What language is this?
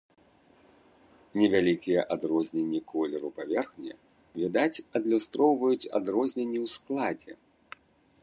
Belarusian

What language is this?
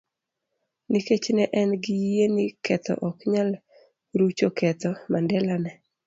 Luo (Kenya and Tanzania)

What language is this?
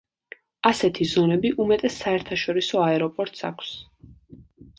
Georgian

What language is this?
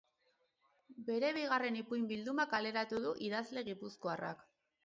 Basque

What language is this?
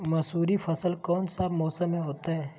Magahi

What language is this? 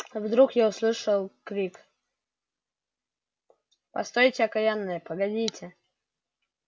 Russian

